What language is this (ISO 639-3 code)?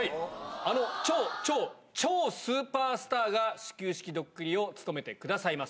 jpn